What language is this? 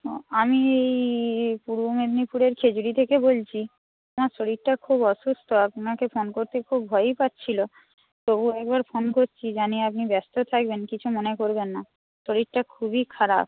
Bangla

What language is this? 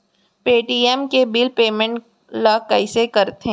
Chhattisgarhi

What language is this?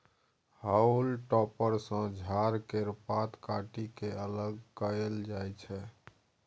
Maithili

